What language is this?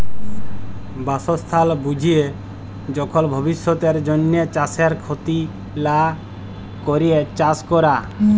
Bangla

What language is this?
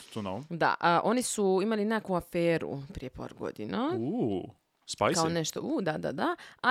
Croatian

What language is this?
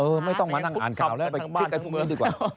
Thai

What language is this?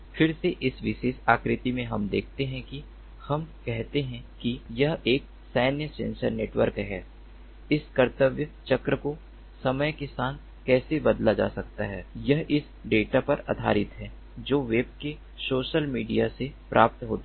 Hindi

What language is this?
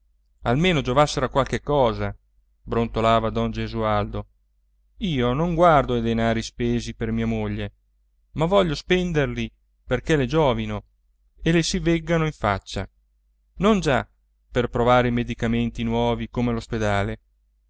Italian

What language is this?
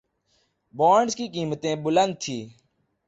Urdu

